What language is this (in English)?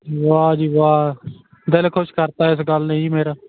Punjabi